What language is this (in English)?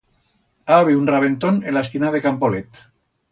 Aragonese